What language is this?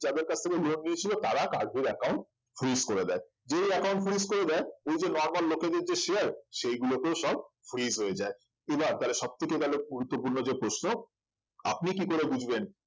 Bangla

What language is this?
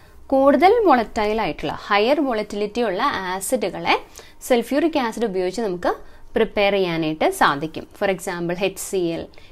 Hindi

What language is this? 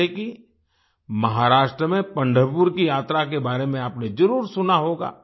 Hindi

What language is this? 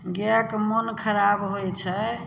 Maithili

